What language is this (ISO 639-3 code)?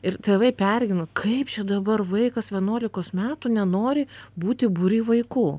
lit